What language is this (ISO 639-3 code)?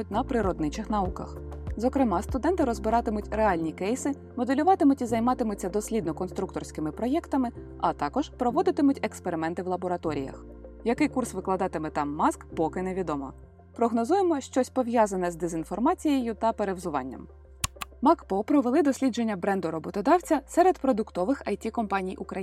ukr